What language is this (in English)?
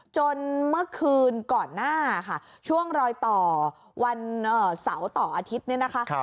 Thai